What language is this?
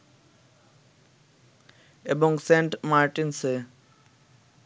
Bangla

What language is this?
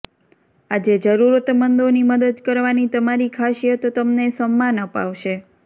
Gujarati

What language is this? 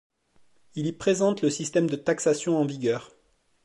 French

